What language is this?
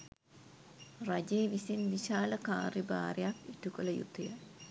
Sinhala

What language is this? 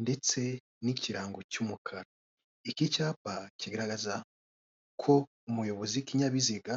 Kinyarwanda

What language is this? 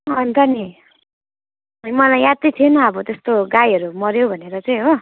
Nepali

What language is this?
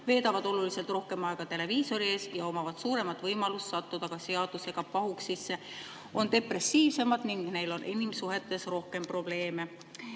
Estonian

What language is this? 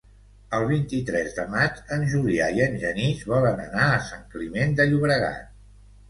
Catalan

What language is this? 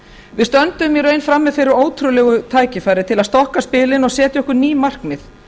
Icelandic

